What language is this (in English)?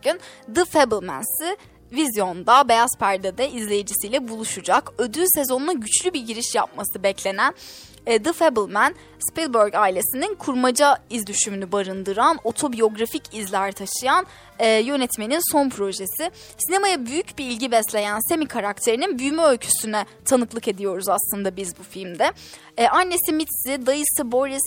Turkish